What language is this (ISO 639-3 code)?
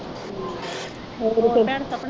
pan